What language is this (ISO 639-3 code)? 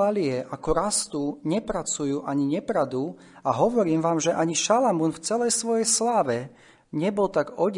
slk